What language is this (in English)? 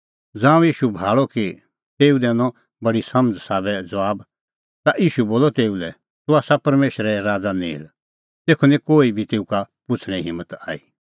Kullu Pahari